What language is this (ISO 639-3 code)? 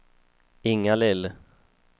swe